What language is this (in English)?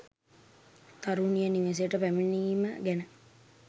Sinhala